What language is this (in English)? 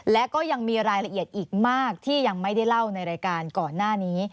Thai